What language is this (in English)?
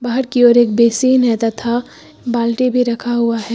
Hindi